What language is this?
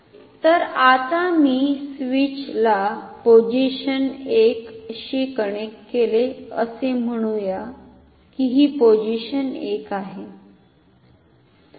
Marathi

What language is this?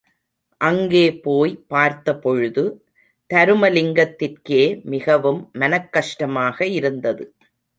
Tamil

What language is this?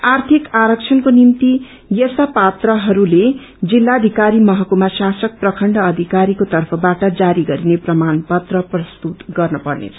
Nepali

